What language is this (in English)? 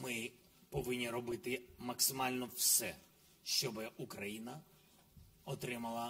Ukrainian